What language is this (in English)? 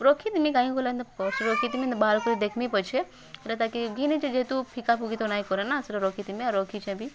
Odia